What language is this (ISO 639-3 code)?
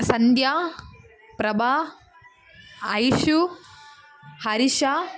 tam